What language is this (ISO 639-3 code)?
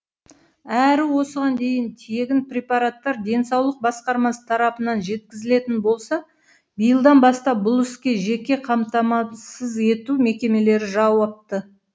kaz